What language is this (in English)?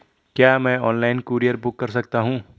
Hindi